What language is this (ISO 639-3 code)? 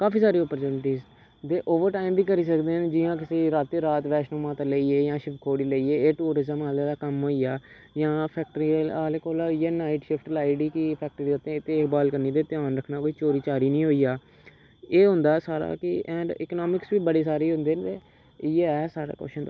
doi